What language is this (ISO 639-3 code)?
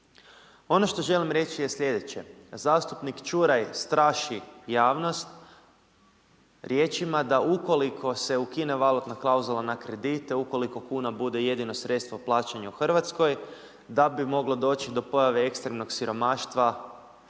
hrv